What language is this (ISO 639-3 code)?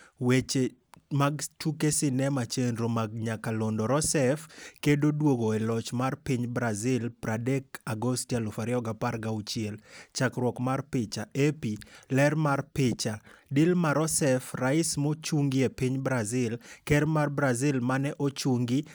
luo